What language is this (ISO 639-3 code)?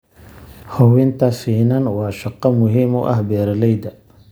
som